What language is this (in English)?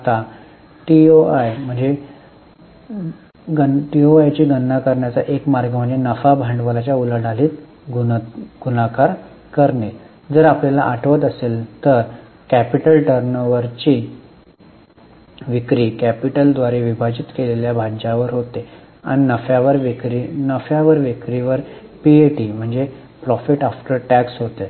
Marathi